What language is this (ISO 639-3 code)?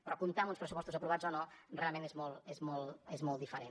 cat